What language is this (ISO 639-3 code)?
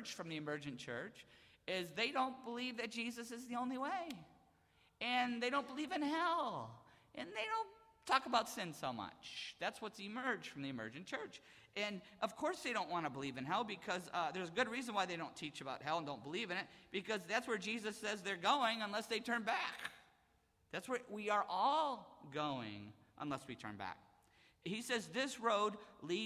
eng